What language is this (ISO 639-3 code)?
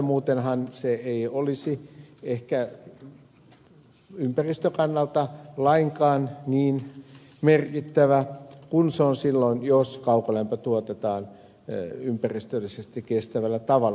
fin